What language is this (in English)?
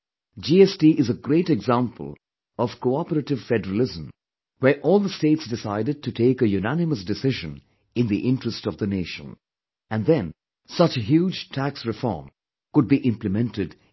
English